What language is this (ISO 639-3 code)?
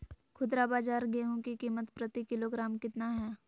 mag